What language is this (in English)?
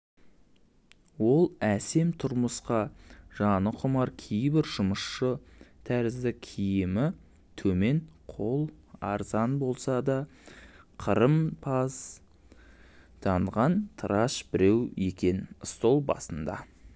Kazakh